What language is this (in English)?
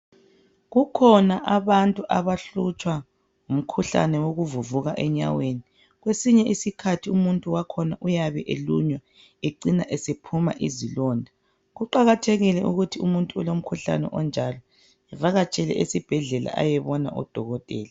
North Ndebele